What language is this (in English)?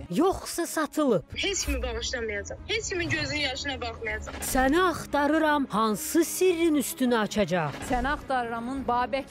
Turkish